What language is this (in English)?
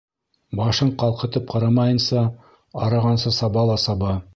Bashkir